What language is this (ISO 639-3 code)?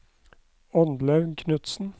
nor